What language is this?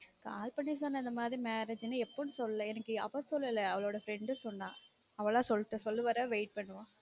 Tamil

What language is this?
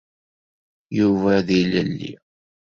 Kabyle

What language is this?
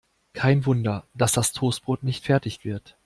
German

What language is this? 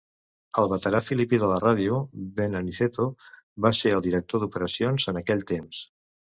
Catalan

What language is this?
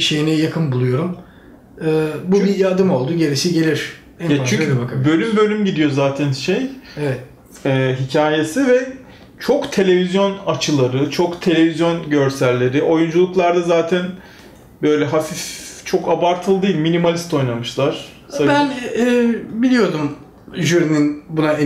Turkish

